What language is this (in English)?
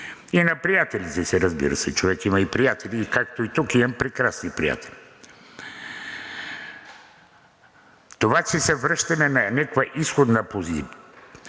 Bulgarian